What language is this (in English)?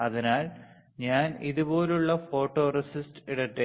Malayalam